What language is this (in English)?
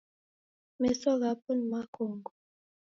Taita